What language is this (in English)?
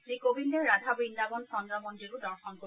Assamese